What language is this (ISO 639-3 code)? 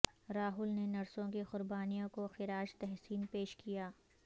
urd